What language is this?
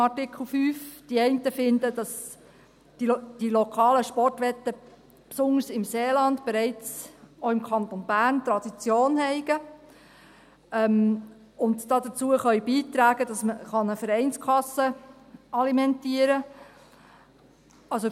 Swiss German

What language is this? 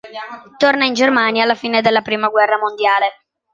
Italian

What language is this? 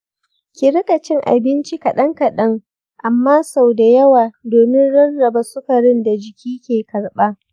Hausa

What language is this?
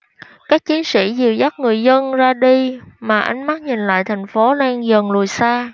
Vietnamese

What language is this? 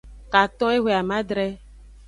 Aja (Benin)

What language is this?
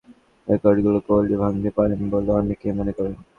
Bangla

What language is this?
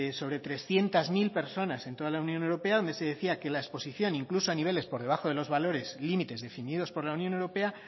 Spanish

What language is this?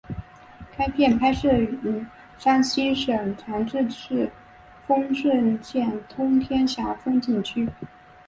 Chinese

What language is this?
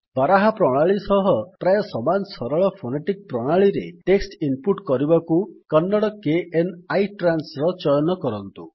Odia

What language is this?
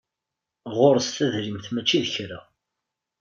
Kabyle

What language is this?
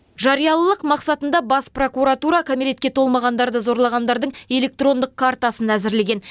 Kazakh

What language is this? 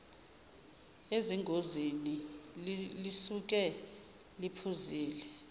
Zulu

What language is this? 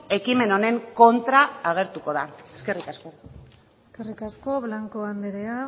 Basque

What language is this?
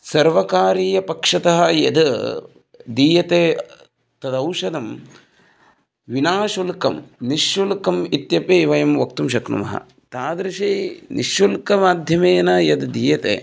Sanskrit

